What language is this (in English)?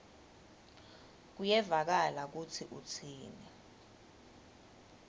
Swati